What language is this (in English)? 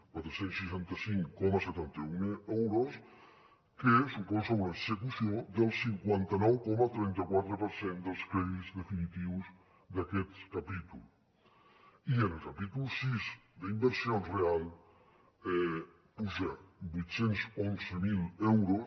Catalan